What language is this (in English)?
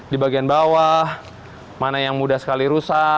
Indonesian